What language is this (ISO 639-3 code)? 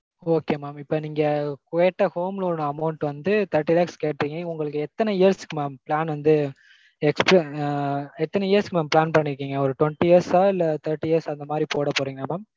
tam